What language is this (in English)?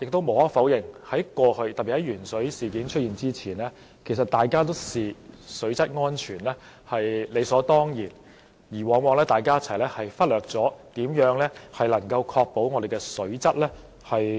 Cantonese